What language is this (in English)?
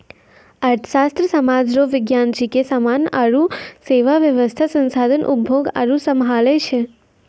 Maithili